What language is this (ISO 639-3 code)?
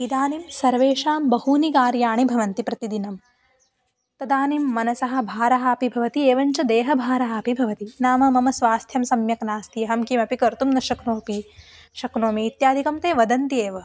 san